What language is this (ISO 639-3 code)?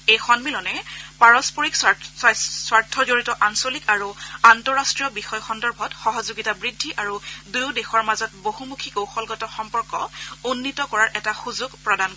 asm